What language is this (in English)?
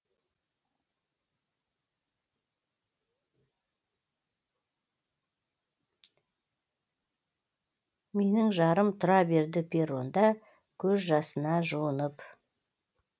Kazakh